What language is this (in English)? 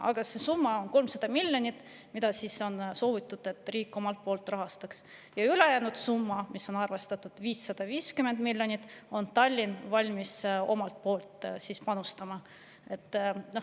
Estonian